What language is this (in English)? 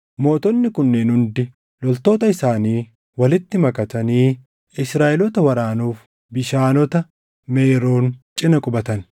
Oromo